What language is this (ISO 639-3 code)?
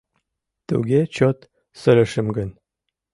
chm